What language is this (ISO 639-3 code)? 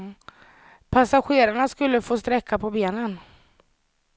swe